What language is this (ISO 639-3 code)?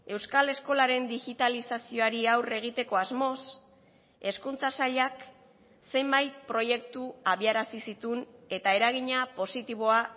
eus